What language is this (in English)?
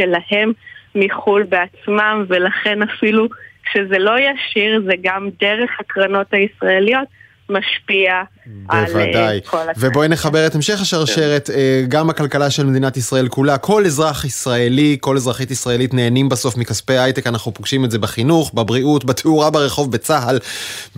Hebrew